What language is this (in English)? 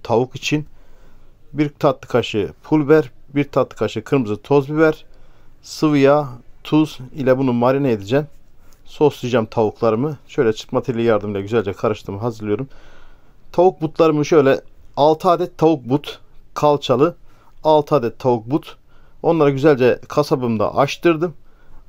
Turkish